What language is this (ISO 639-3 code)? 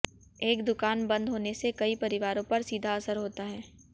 hin